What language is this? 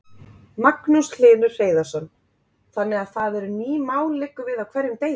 Icelandic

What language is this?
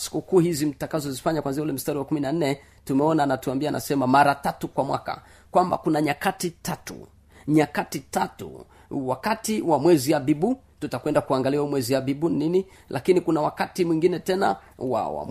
Swahili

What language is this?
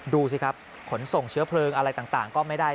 Thai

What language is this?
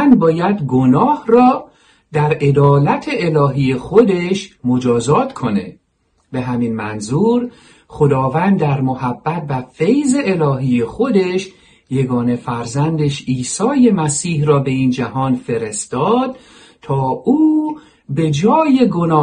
Persian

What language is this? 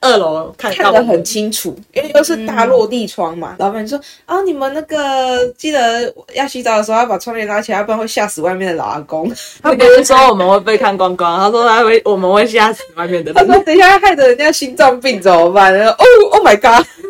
Chinese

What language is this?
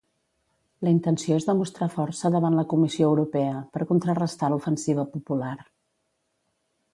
Catalan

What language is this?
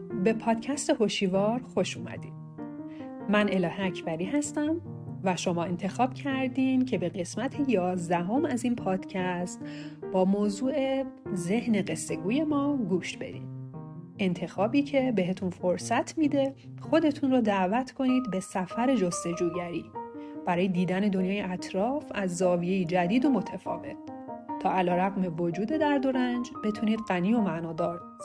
Persian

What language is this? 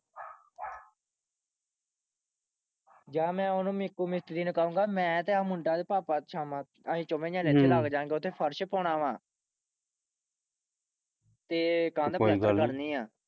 Punjabi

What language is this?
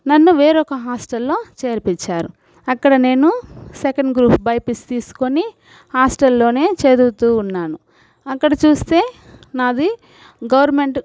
Telugu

